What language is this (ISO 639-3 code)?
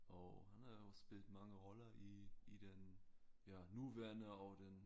dan